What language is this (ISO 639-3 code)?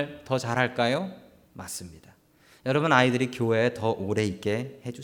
kor